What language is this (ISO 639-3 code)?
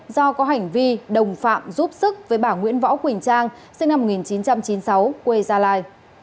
vie